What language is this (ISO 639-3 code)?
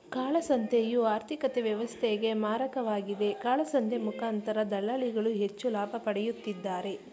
kan